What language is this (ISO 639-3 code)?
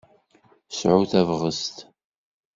kab